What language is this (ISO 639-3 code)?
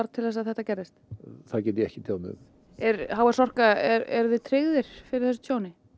isl